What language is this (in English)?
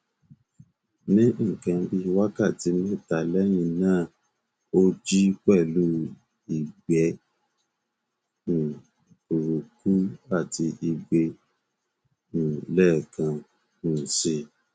Yoruba